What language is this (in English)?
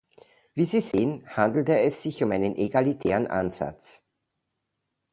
German